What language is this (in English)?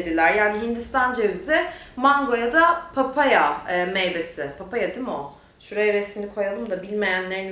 Turkish